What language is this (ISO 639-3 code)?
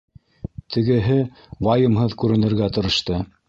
bak